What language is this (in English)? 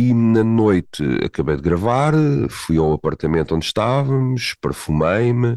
Portuguese